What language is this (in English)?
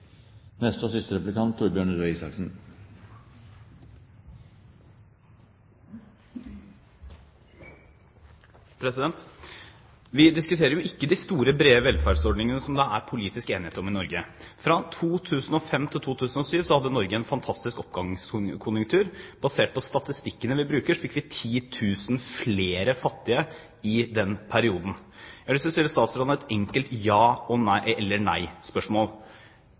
Norwegian Bokmål